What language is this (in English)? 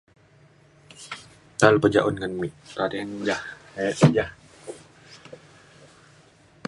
Mainstream Kenyah